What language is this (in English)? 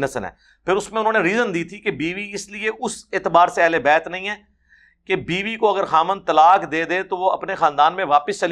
Urdu